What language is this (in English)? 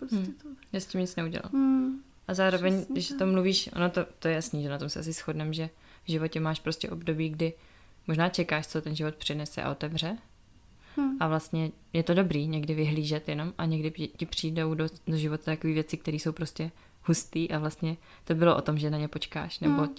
Czech